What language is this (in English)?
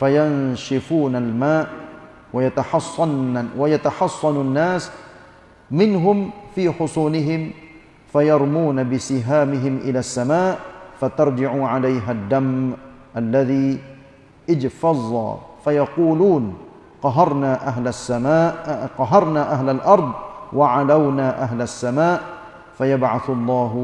Malay